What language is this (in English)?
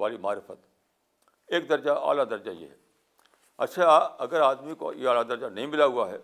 Urdu